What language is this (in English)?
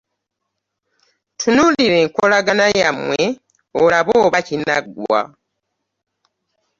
Ganda